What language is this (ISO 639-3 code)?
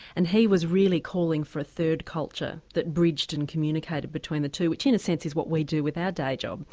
eng